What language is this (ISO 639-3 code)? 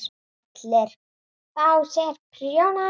isl